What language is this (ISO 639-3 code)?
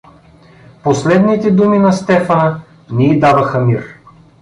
bul